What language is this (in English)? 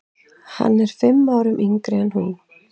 Icelandic